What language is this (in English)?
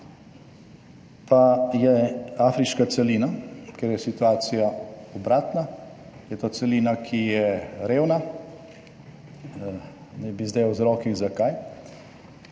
Slovenian